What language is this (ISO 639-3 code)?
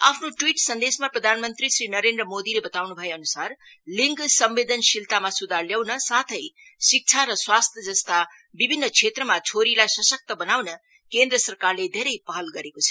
nep